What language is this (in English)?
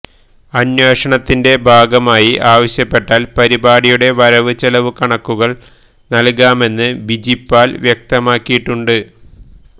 Malayalam